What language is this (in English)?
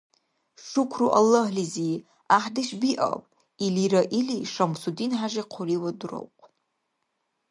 Dargwa